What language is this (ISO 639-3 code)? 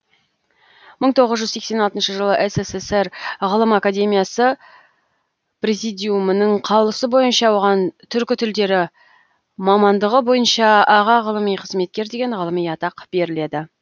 kaz